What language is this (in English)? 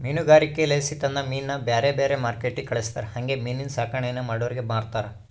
Kannada